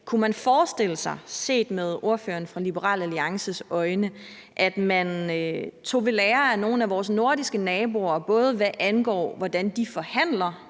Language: Danish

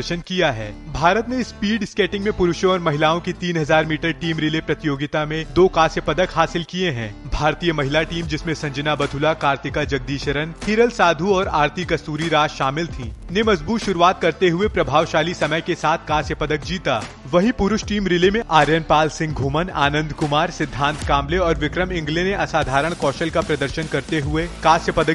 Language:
Hindi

